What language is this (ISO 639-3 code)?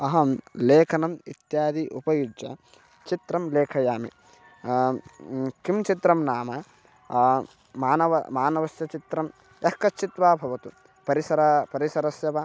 san